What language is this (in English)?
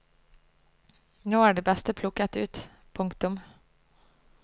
Norwegian